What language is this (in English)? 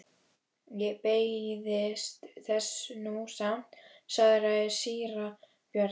Icelandic